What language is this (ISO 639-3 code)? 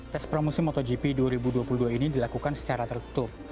ind